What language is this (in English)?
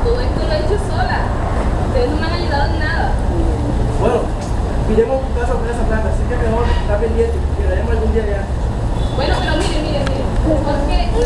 Spanish